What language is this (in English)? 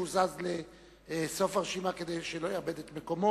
Hebrew